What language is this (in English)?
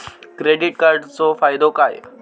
Marathi